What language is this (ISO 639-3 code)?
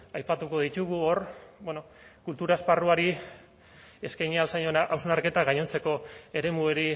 eus